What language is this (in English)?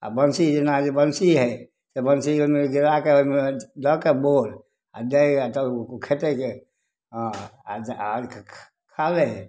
Maithili